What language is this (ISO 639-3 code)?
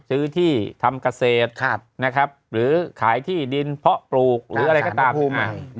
tha